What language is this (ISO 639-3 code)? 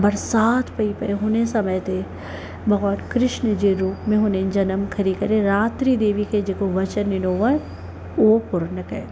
snd